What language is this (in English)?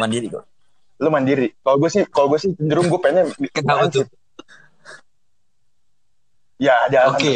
Indonesian